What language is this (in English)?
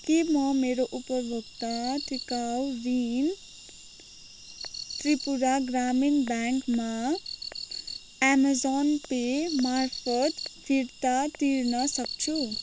Nepali